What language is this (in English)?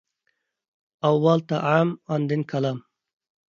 Uyghur